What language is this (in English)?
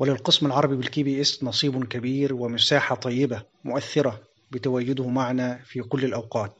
Arabic